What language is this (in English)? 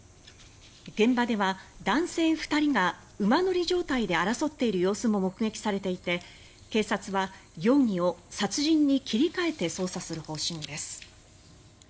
Japanese